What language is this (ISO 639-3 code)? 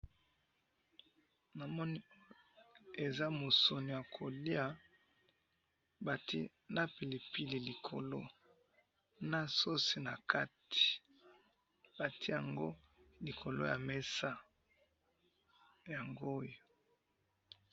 lin